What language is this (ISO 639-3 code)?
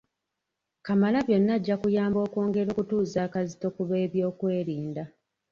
lug